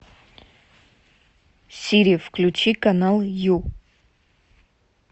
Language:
Russian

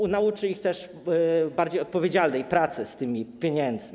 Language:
Polish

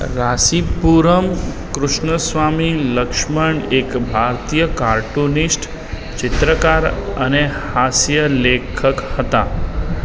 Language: Gujarati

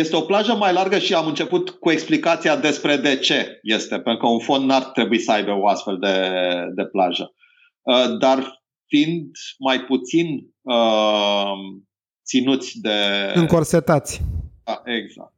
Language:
Romanian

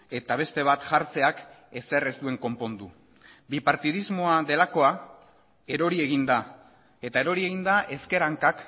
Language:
Basque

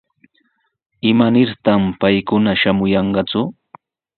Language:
Sihuas Ancash Quechua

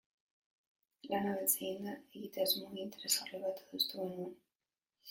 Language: Basque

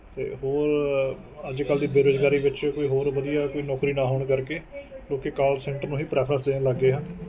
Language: Punjabi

